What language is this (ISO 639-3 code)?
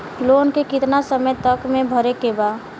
bho